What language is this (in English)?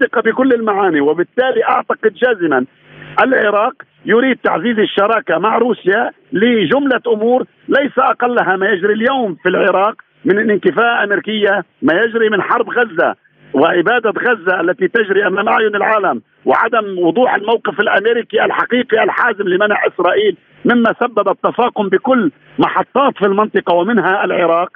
Arabic